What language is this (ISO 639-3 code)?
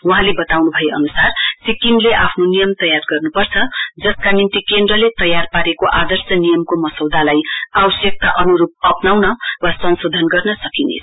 nep